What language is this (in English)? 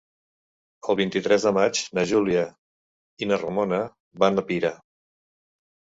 Catalan